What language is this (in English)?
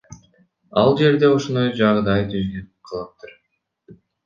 Kyrgyz